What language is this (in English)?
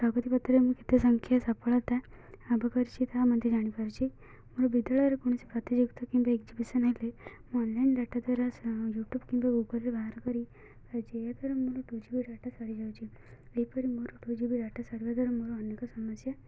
Odia